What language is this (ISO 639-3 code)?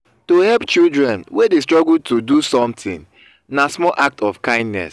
pcm